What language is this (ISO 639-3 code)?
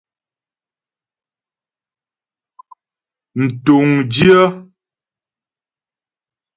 bbj